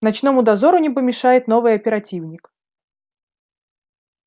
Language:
Russian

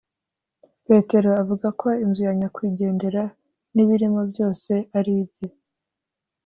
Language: Kinyarwanda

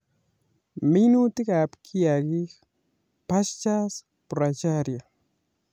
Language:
Kalenjin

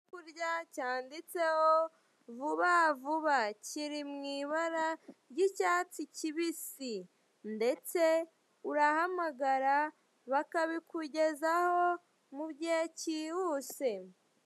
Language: Kinyarwanda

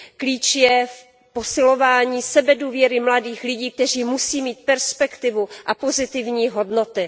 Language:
Czech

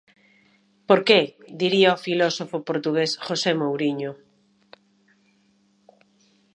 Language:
Galician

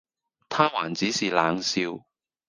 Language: Cantonese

